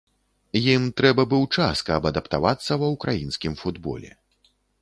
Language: Belarusian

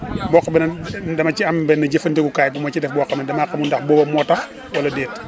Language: Wolof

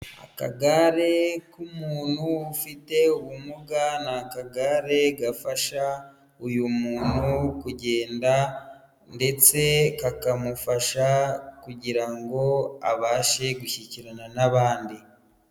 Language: Kinyarwanda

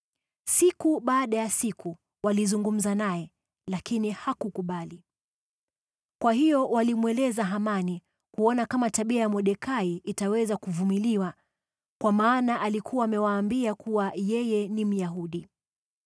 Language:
Swahili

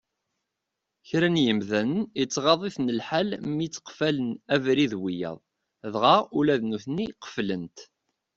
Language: Kabyle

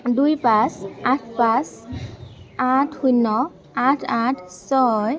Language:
Assamese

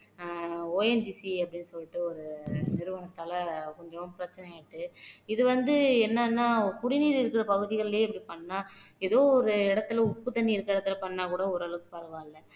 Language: Tamil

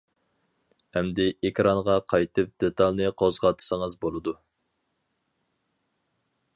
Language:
Uyghur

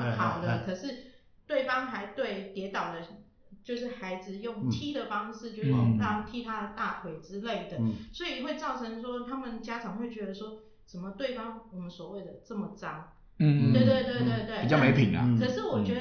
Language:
Chinese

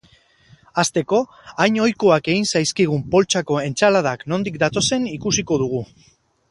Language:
Basque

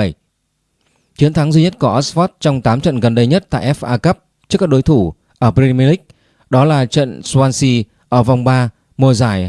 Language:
Vietnamese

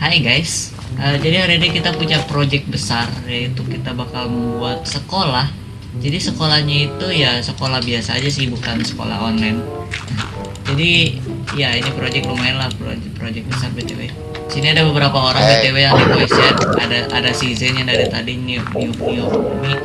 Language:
Indonesian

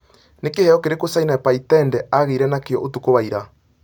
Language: Kikuyu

